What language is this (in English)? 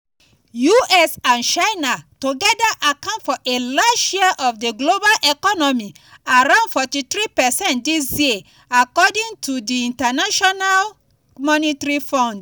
Nigerian Pidgin